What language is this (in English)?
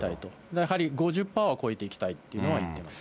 Japanese